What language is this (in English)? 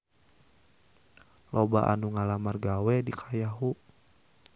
Sundanese